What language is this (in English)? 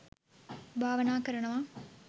Sinhala